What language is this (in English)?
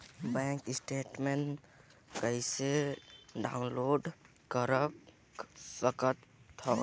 Chhattisgarhi